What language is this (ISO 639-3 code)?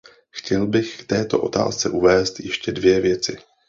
ces